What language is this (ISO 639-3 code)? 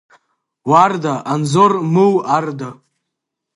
abk